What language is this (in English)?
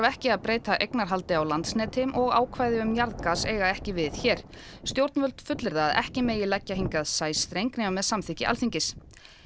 Icelandic